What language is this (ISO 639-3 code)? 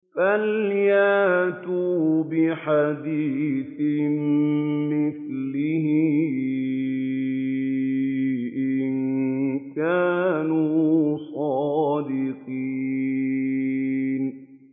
ara